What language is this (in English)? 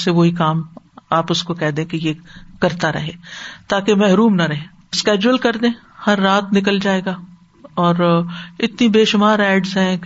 Urdu